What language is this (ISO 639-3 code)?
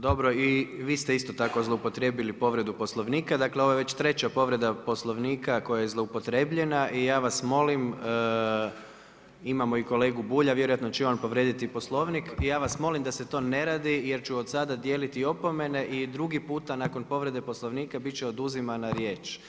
hrv